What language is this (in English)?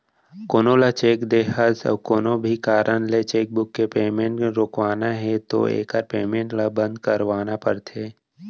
Chhattisgarhi